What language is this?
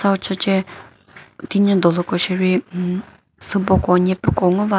Chokri Naga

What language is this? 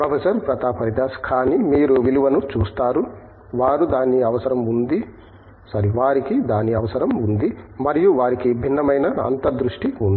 Telugu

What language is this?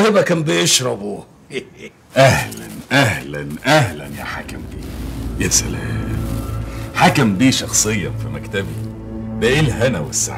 Arabic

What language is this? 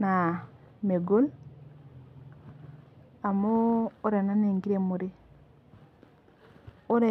Masai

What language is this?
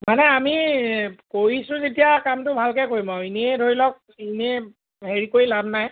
Assamese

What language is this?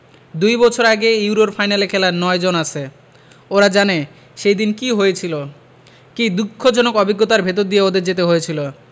Bangla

